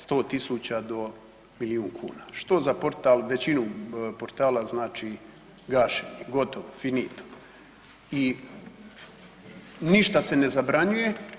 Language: Croatian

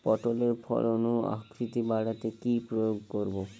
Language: Bangla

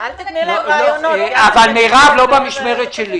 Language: Hebrew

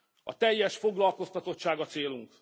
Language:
Hungarian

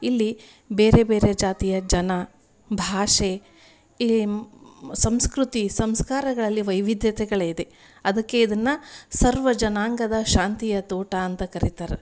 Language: Kannada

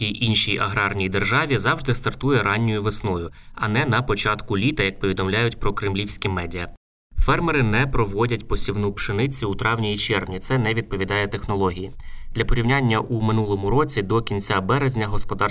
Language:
Ukrainian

